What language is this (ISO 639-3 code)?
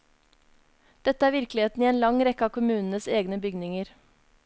nor